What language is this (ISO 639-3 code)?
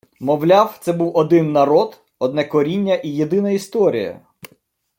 ukr